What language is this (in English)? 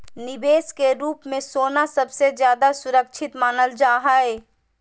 Magahi